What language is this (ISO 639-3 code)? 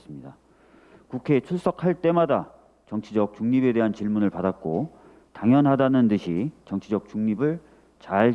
kor